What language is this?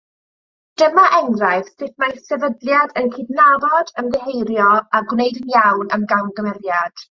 Welsh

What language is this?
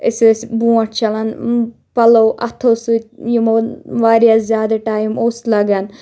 Kashmiri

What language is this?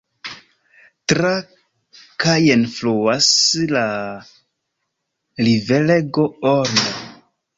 Esperanto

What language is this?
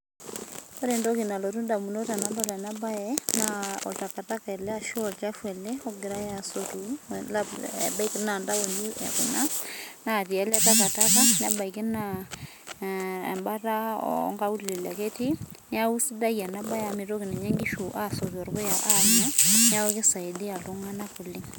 Masai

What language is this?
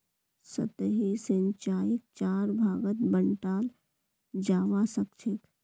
Magahi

